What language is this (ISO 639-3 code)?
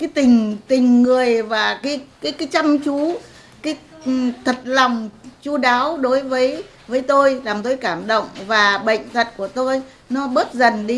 vie